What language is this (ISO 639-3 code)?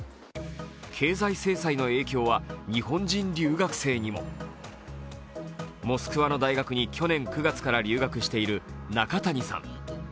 jpn